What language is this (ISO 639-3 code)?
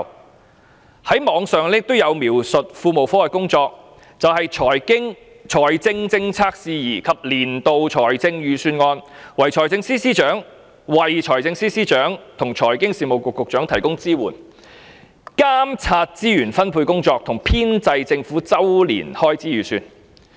yue